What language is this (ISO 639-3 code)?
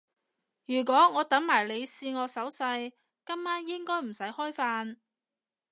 yue